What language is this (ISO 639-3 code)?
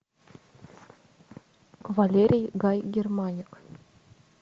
rus